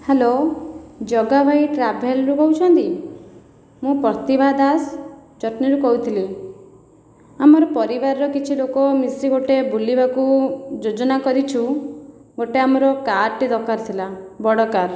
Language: Odia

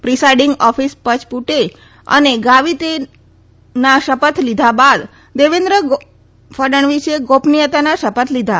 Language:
Gujarati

